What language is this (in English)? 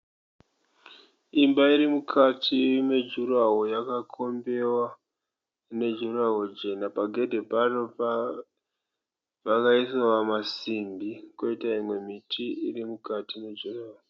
Shona